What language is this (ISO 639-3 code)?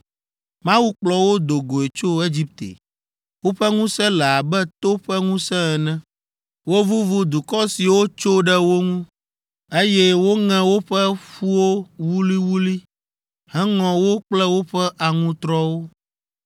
ewe